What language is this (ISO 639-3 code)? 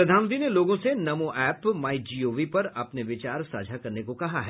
hin